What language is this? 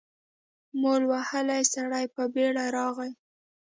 Pashto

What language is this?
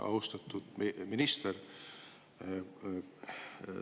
Estonian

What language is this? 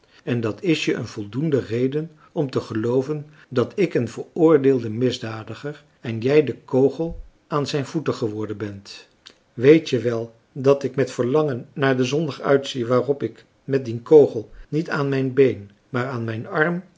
Dutch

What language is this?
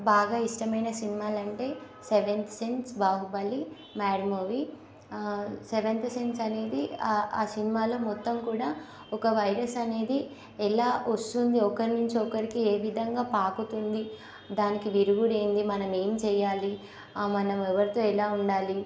Telugu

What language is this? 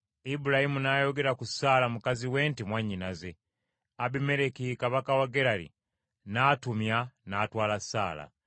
Ganda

